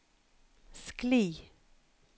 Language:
Norwegian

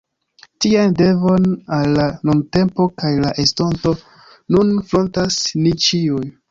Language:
Esperanto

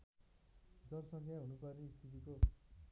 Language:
Nepali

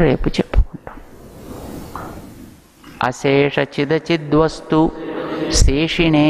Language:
Hindi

